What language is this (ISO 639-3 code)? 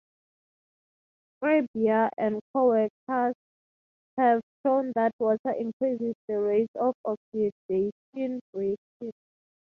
eng